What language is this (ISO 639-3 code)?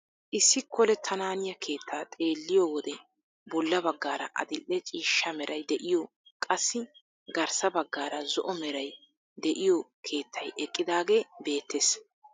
wal